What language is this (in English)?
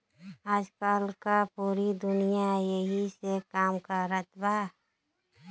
Bhojpuri